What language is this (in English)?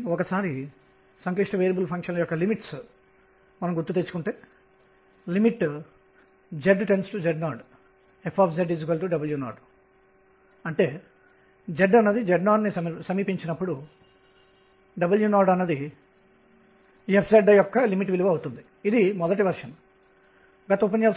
Telugu